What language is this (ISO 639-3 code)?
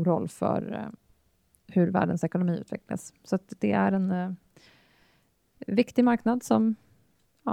swe